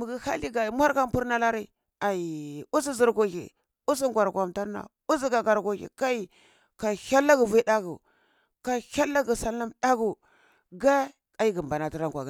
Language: Cibak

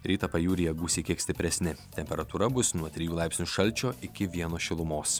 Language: Lithuanian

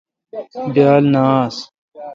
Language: Kalkoti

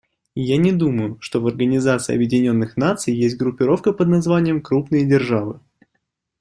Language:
Russian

